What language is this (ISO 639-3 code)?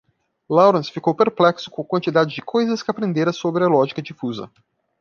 por